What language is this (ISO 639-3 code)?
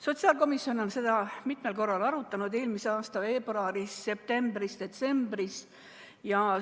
est